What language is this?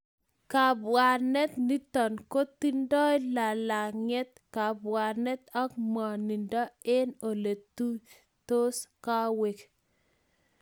Kalenjin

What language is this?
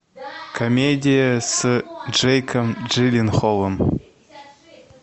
Russian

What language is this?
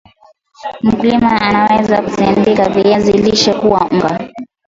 Swahili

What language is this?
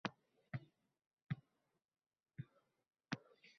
Uzbek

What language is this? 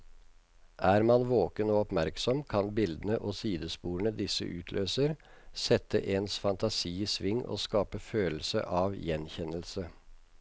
Norwegian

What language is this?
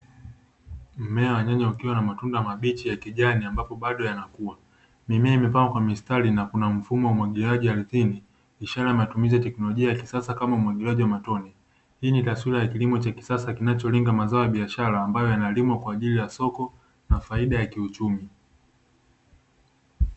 Swahili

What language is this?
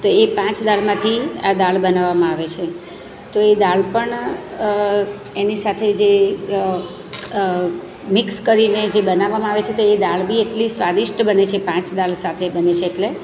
Gujarati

